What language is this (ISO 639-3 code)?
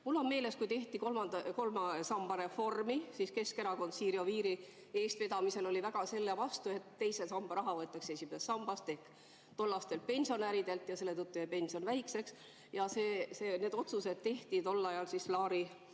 est